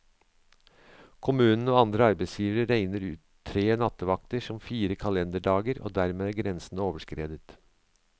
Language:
Norwegian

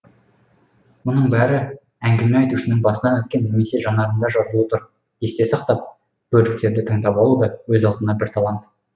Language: Kazakh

